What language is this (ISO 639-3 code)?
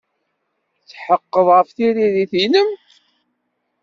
kab